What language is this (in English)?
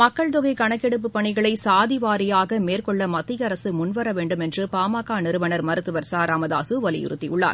Tamil